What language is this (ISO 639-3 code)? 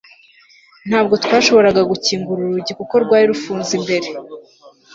kin